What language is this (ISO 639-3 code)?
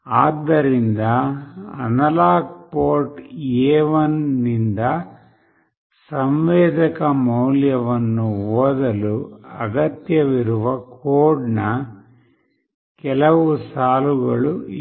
kan